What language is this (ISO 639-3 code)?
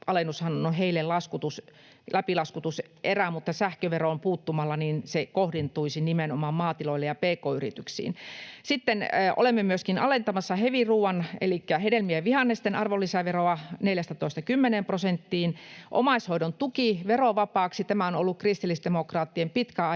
fin